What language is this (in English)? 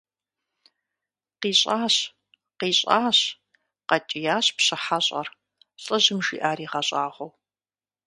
Kabardian